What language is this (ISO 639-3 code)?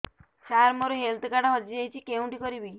ori